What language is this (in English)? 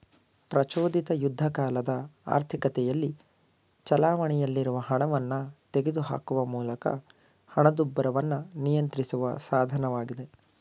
Kannada